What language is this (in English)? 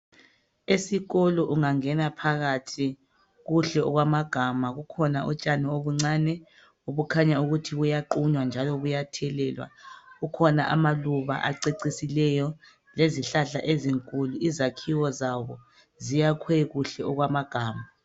North Ndebele